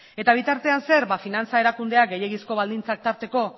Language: Basque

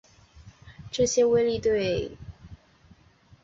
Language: Chinese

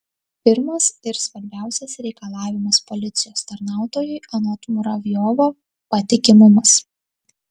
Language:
Lithuanian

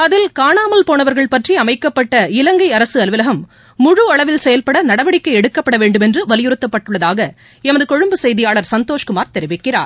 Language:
Tamil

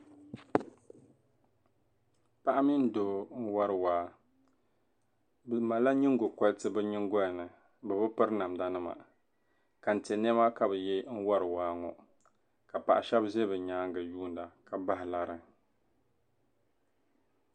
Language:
Dagbani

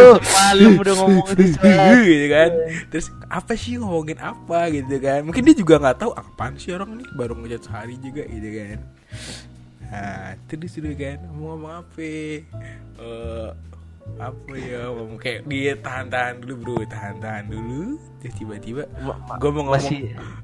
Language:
Indonesian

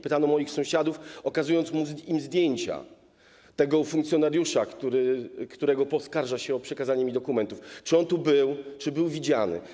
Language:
Polish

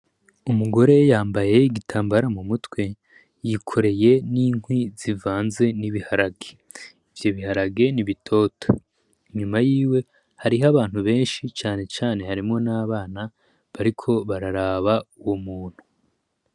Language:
Rundi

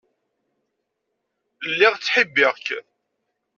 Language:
Kabyle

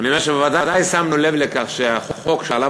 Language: Hebrew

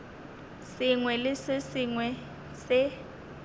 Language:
Northern Sotho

